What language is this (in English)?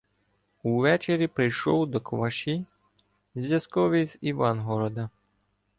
Ukrainian